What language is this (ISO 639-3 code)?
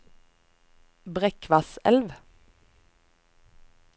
nor